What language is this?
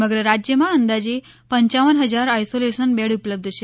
Gujarati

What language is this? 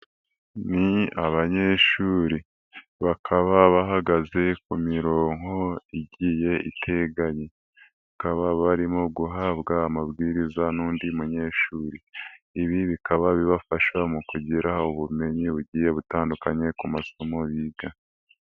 Kinyarwanda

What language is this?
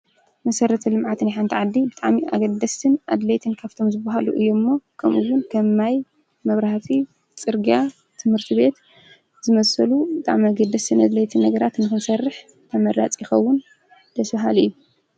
Tigrinya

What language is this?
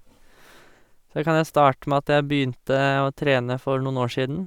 Norwegian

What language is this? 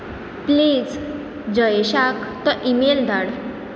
Konkani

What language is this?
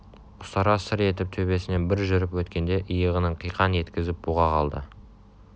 Kazakh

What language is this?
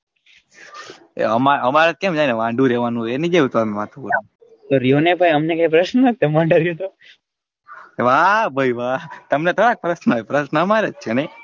Gujarati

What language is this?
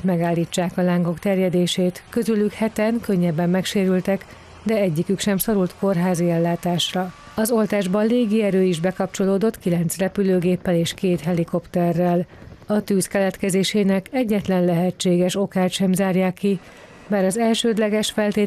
Hungarian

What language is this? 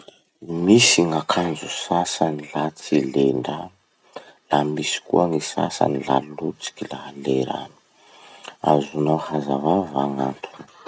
Masikoro Malagasy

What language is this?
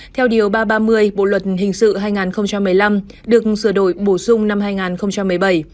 Vietnamese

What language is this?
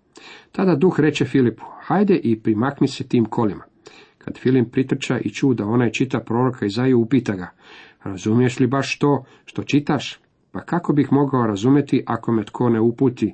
Croatian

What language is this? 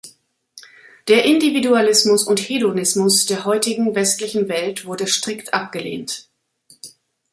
German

